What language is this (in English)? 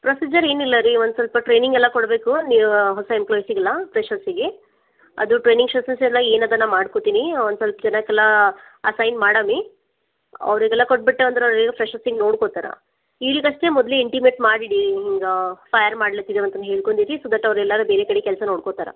Kannada